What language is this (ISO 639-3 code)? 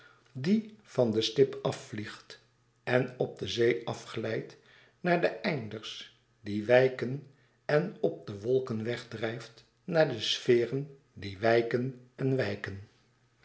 nld